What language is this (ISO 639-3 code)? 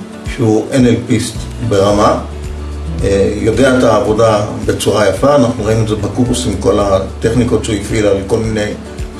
heb